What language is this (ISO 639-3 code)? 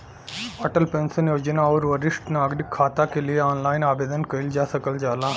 bho